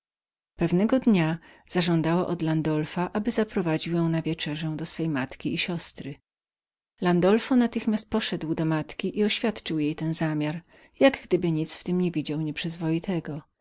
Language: Polish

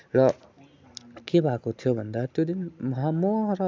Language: Nepali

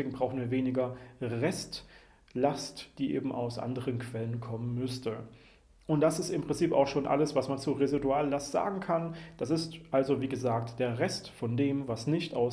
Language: German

